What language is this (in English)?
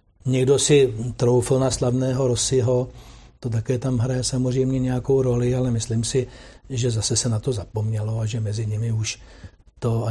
Czech